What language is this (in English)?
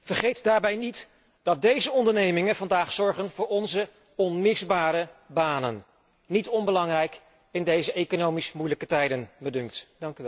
Dutch